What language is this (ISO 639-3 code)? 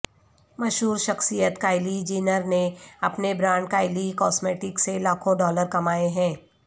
urd